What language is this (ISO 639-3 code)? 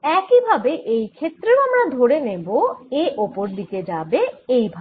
ben